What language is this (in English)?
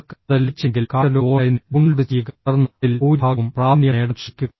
Malayalam